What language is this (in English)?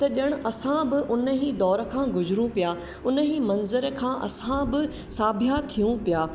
Sindhi